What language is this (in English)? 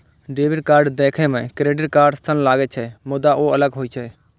Maithili